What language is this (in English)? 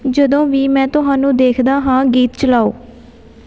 Punjabi